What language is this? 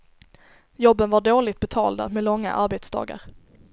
Swedish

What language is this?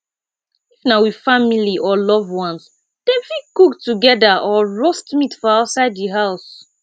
Nigerian Pidgin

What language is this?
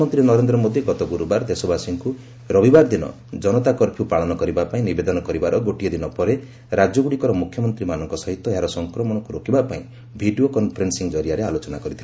Odia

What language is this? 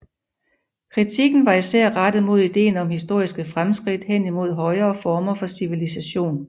Danish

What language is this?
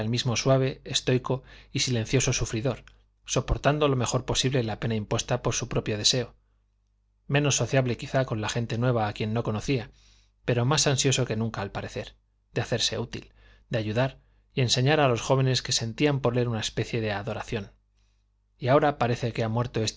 Spanish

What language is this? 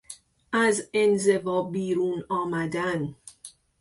Persian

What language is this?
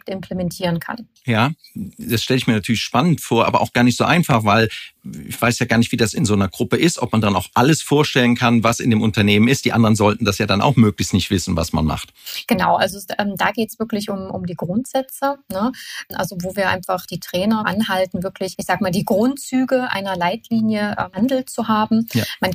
German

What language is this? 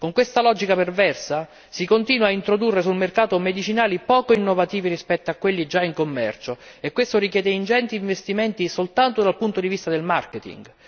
Italian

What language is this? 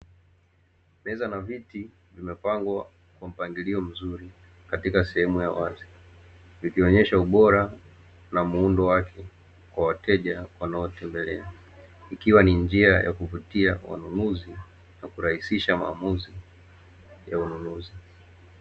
Swahili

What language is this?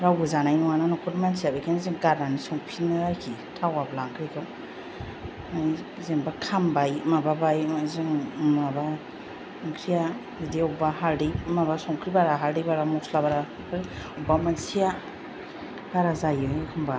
Bodo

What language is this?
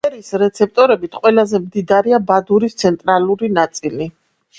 Georgian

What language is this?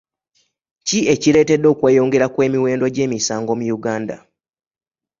Ganda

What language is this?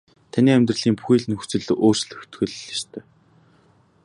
Mongolian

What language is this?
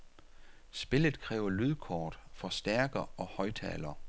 Danish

